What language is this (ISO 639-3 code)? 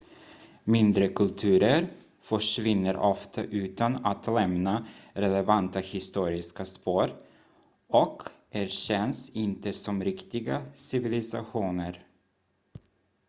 swe